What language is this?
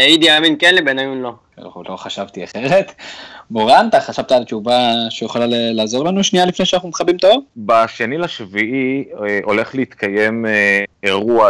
Hebrew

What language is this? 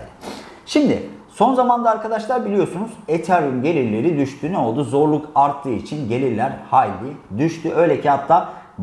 Turkish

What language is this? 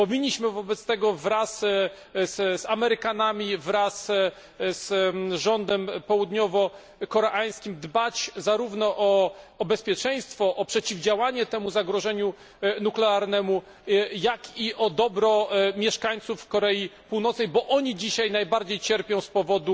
Polish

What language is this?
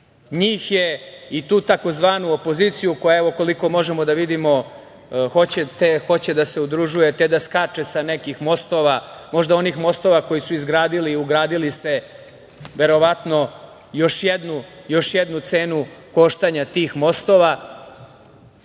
Serbian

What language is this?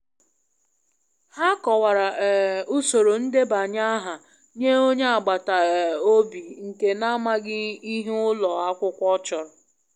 Igbo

